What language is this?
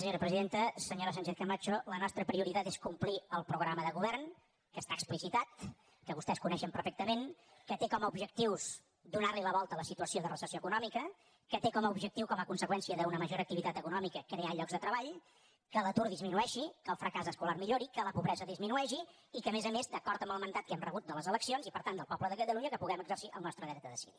Catalan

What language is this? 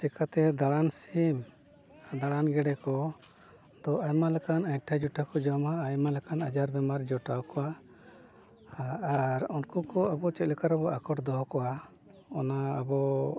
Santali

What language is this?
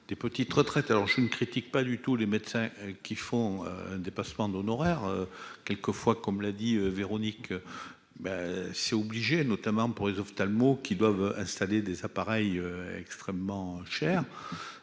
French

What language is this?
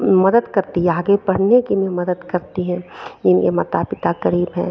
Hindi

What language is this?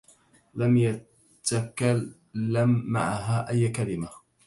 Arabic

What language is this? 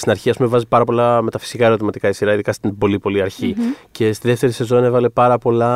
Greek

